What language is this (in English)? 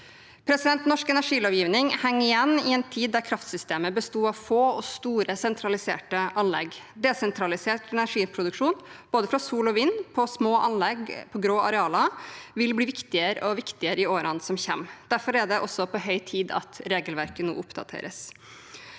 Norwegian